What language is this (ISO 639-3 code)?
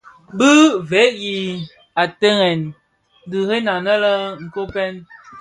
ksf